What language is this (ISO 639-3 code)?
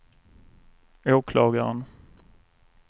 swe